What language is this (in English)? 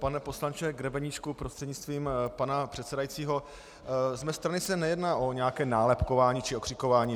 Czech